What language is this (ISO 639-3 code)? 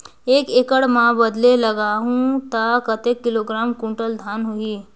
hne